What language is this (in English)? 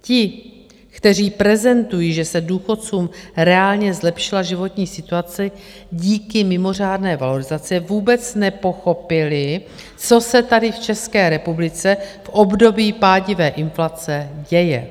Czech